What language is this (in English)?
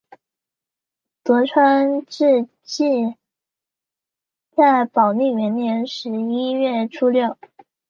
Chinese